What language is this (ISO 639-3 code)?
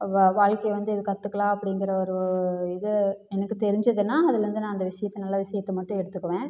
tam